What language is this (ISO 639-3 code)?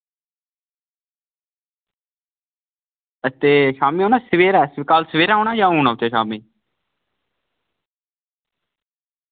doi